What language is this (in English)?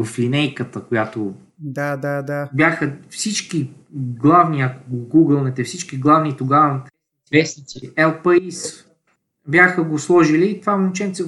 Bulgarian